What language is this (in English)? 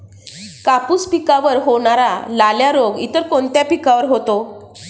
Marathi